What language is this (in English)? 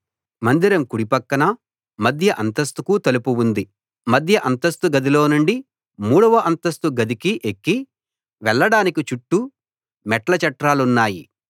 Telugu